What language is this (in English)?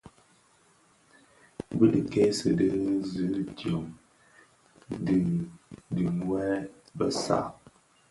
Bafia